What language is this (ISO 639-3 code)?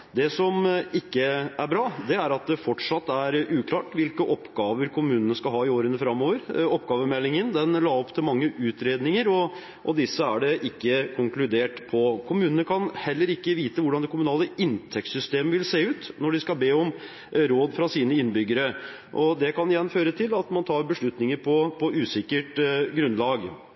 nob